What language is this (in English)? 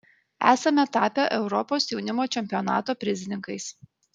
Lithuanian